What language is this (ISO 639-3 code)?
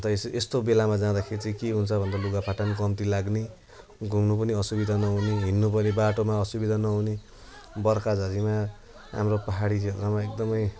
nep